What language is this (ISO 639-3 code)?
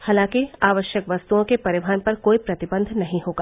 hin